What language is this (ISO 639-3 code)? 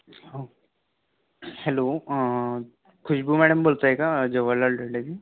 mar